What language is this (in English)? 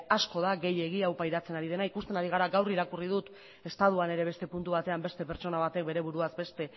Basque